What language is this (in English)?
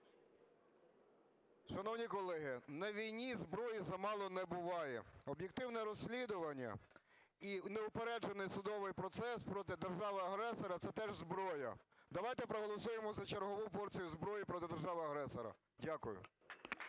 Ukrainian